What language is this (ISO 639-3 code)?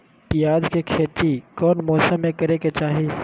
mag